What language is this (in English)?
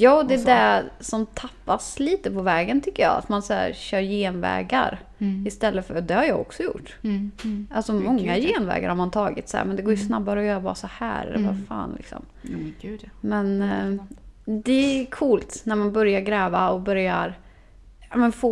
Swedish